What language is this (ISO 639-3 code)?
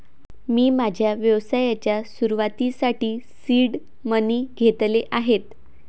mar